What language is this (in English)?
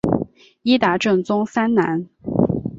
Chinese